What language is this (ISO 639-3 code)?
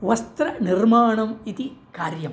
san